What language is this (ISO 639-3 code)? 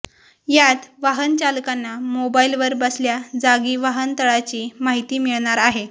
mar